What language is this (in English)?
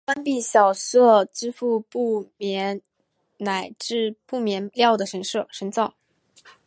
Chinese